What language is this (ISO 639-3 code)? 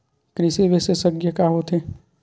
hne